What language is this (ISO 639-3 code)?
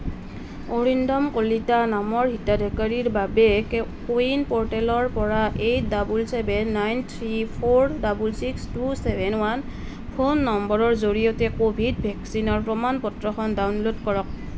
asm